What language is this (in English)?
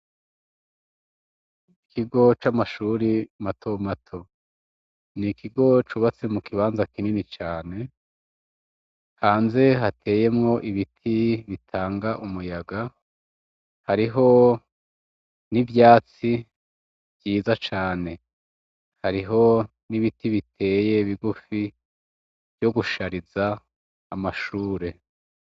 Rundi